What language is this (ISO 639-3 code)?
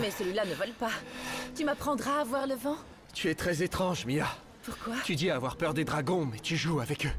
fra